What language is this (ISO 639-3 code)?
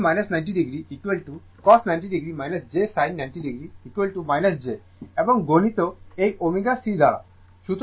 ben